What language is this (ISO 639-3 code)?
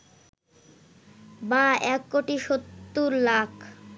ben